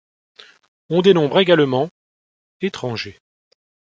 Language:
French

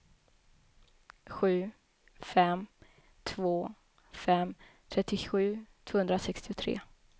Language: Swedish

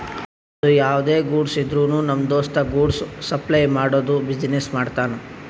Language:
Kannada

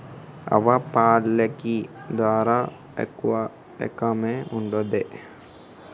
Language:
Telugu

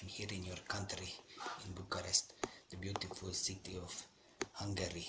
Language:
Hungarian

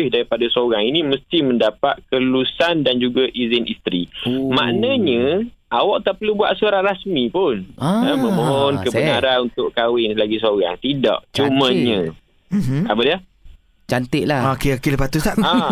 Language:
Malay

